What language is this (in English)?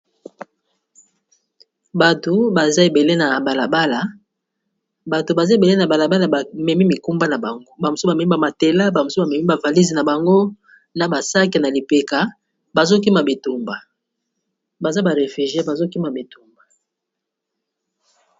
Lingala